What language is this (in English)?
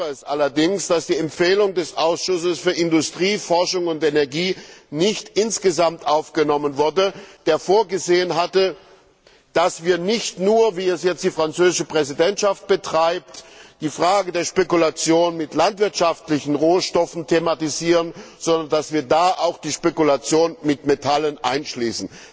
German